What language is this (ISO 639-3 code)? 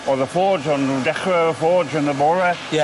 cym